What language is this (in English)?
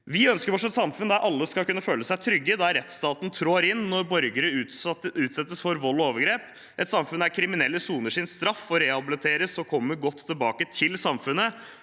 Norwegian